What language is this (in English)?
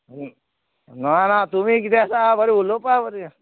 Konkani